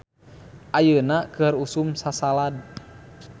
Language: Sundanese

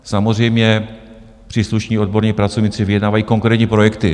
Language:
Czech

